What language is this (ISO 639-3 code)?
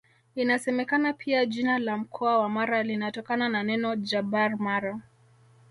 swa